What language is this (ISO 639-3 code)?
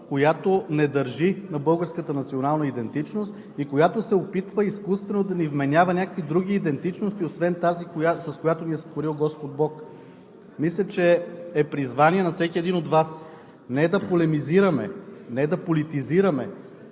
bul